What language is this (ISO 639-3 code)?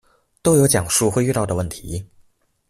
zho